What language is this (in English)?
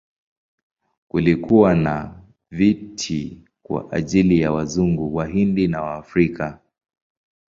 Swahili